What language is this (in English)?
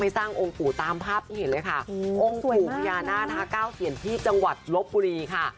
Thai